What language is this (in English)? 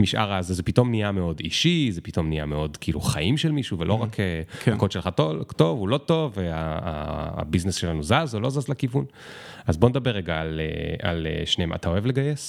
Hebrew